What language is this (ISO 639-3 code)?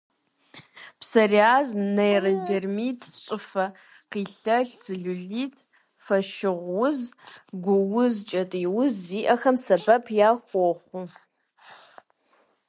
kbd